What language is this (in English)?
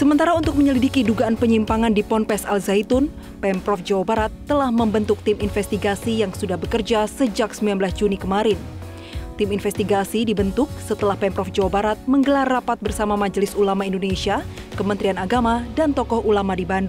Indonesian